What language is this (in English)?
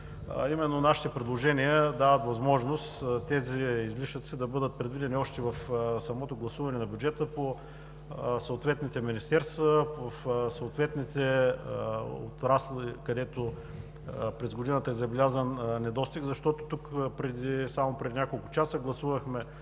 Bulgarian